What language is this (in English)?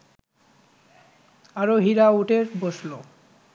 Bangla